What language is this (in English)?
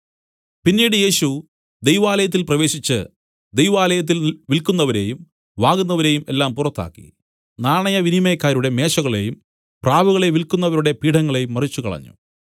Malayalam